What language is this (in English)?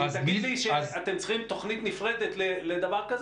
Hebrew